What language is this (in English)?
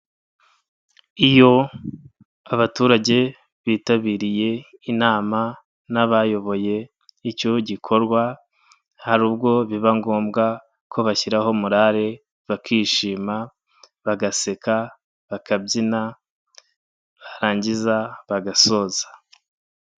Kinyarwanda